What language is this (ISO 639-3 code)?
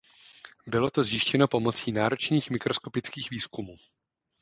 ces